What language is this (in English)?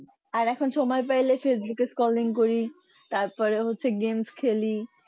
Bangla